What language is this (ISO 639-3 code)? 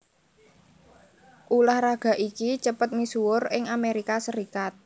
jav